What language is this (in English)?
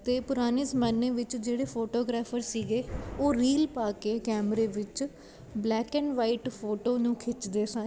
Punjabi